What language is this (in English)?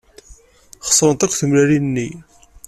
Kabyle